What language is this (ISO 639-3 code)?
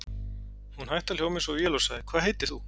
isl